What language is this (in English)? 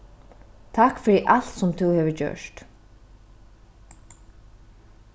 Faroese